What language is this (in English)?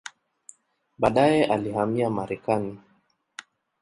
Swahili